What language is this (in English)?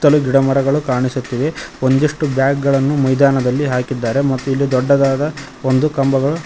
Kannada